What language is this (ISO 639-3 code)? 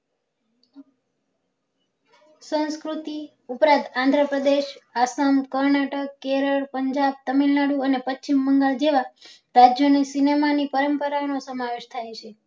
guj